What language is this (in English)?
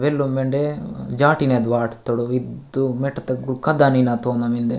Gondi